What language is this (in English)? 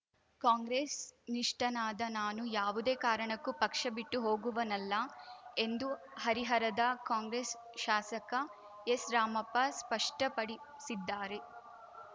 Kannada